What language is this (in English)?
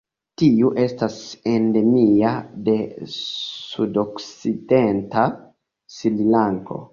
Esperanto